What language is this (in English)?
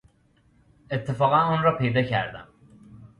Persian